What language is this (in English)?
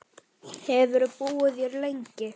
Icelandic